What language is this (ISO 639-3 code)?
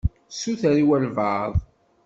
kab